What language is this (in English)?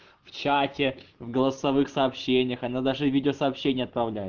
Russian